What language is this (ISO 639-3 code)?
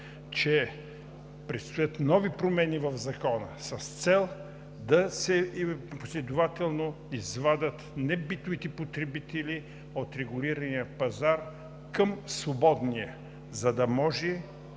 bul